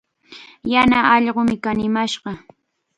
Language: Chiquián Ancash Quechua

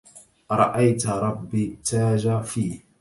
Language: Arabic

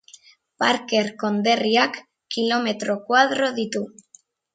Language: Basque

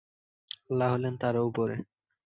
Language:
Bangla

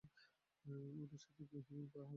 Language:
Bangla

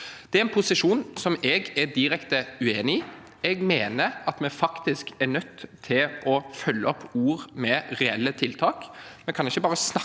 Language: Norwegian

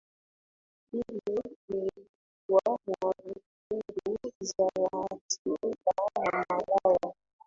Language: Swahili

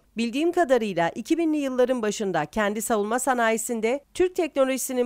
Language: Turkish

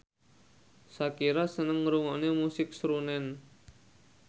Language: Javanese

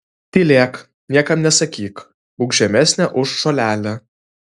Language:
Lithuanian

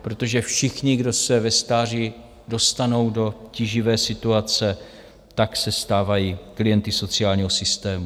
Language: Czech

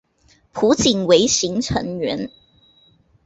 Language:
Chinese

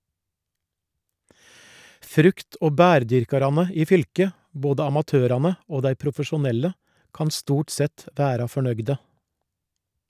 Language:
Norwegian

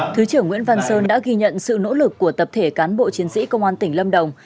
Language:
Vietnamese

